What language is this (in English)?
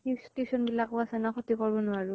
Assamese